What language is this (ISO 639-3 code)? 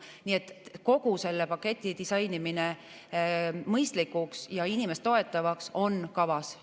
est